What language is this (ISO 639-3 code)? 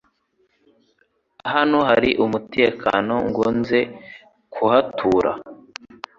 kin